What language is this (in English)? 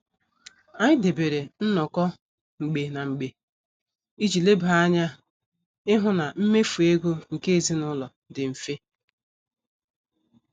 Igbo